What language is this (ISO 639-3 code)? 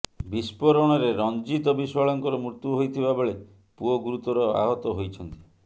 ori